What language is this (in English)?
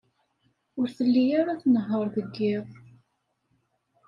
Kabyle